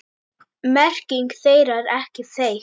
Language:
Icelandic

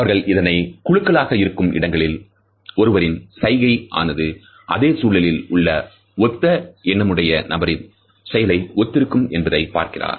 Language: Tamil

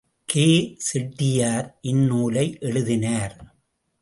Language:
Tamil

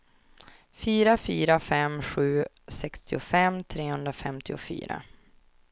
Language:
Swedish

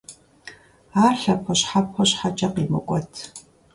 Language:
Kabardian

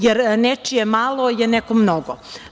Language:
Serbian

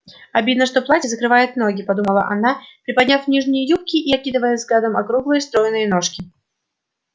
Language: Russian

